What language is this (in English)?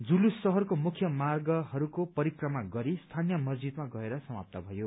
Nepali